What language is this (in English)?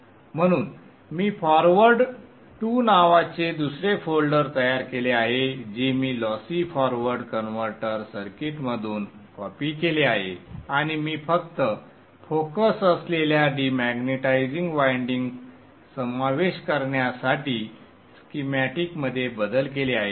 Marathi